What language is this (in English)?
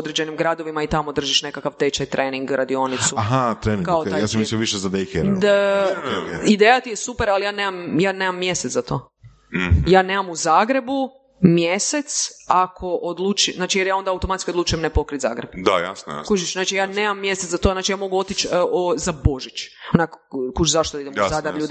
Croatian